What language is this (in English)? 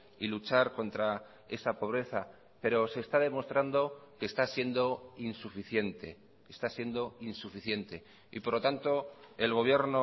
Spanish